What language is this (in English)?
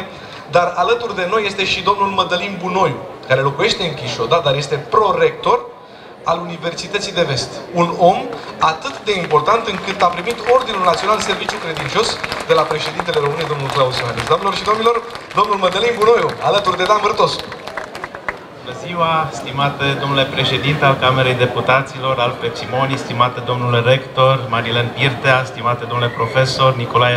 Romanian